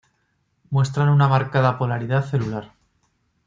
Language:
Spanish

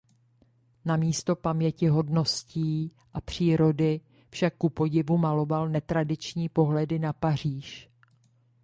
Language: Czech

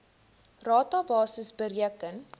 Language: Afrikaans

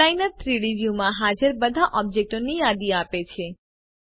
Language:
Gujarati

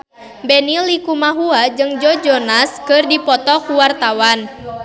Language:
Sundanese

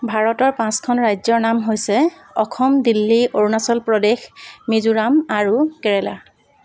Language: Assamese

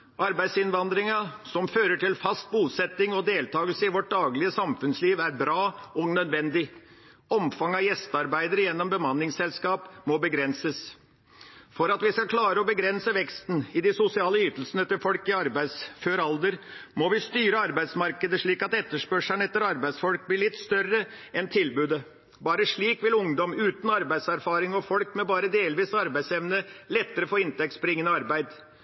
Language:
Norwegian Bokmål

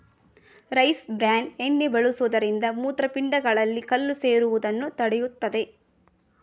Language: Kannada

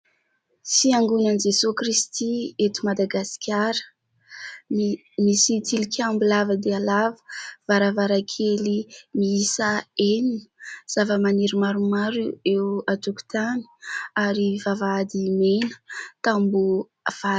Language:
Malagasy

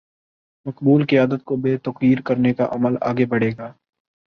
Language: Urdu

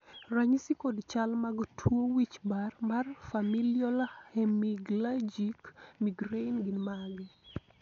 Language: Luo (Kenya and Tanzania)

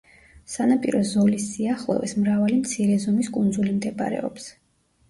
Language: Georgian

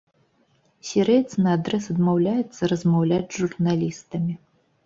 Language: Belarusian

